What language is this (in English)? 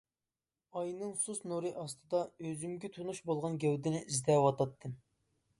Uyghur